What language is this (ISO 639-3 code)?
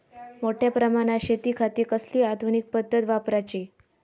mar